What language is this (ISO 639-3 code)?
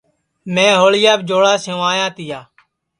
ssi